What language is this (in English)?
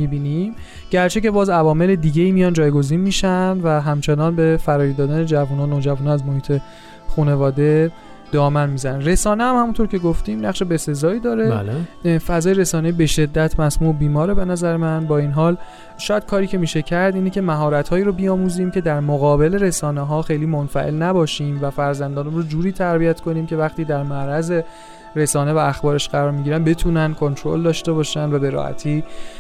Persian